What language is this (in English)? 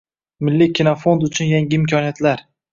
Uzbek